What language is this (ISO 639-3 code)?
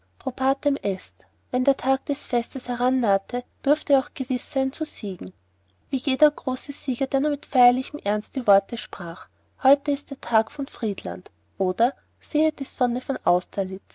deu